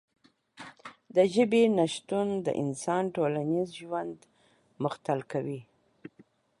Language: Pashto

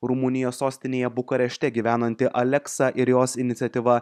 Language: Lithuanian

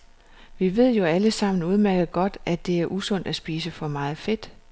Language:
Danish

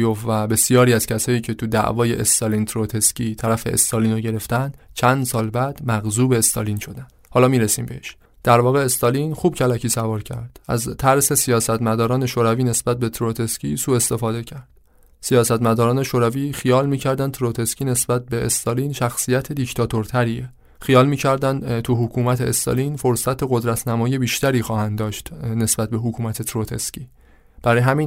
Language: Persian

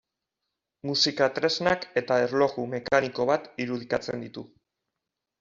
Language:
Basque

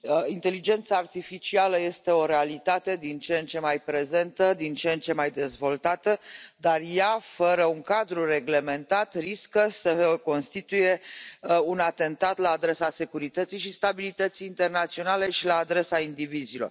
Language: Romanian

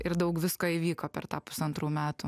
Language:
Lithuanian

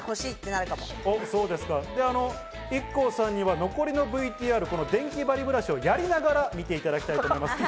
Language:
Japanese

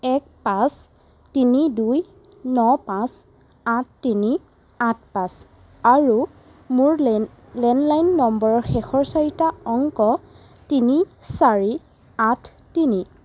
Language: Assamese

